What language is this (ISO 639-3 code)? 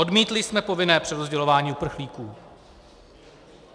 ces